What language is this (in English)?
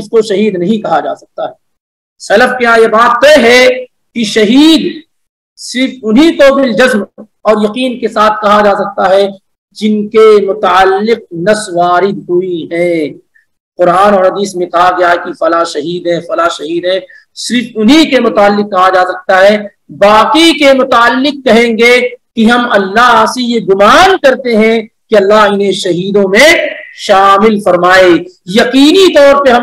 Arabic